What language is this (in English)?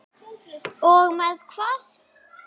Icelandic